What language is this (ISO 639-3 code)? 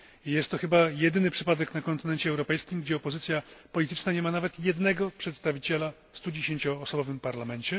pol